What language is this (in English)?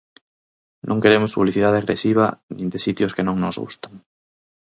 Galician